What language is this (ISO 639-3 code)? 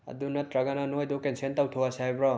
mni